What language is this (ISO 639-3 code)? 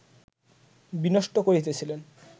ben